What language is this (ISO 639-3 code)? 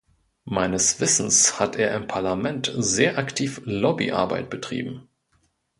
deu